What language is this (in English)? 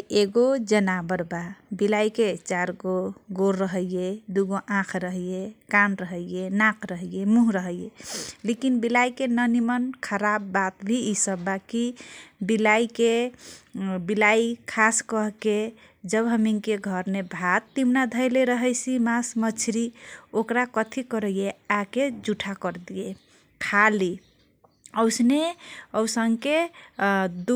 Kochila Tharu